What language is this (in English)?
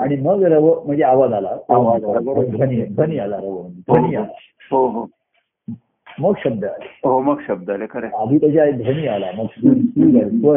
Marathi